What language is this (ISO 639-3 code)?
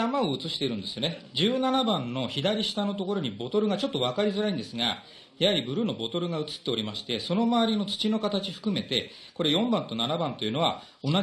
jpn